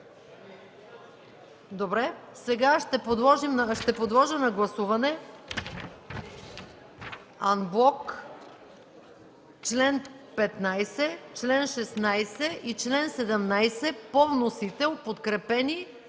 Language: Bulgarian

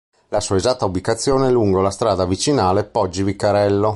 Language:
Italian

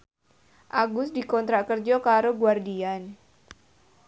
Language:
Javanese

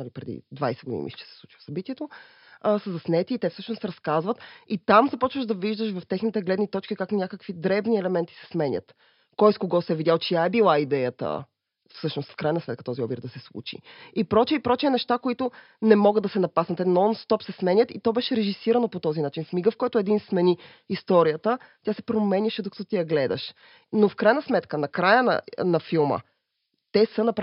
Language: Bulgarian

